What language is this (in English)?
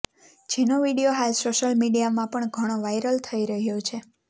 Gujarati